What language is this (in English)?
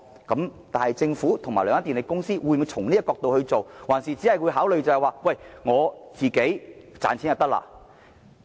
Cantonese